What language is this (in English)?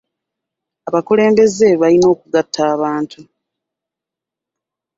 Ganda